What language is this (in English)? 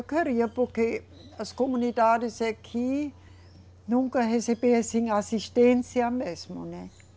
Portuguese